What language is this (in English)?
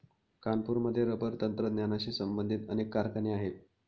Marathi